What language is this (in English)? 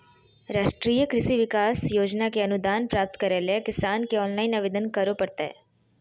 Magahi